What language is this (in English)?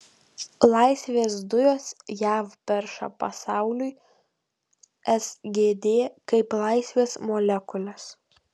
Lithuanian